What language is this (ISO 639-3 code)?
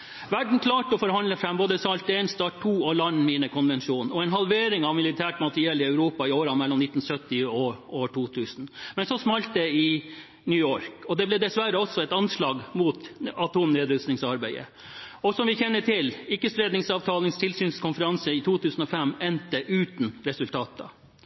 nob